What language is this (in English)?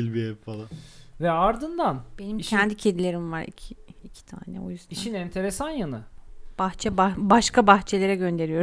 Turkish